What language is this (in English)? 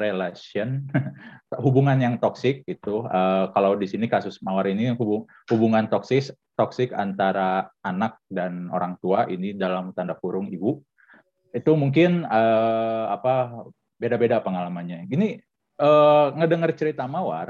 Indonesian